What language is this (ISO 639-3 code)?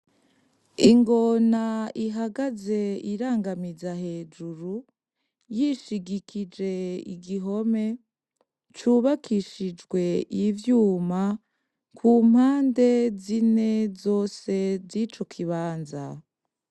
run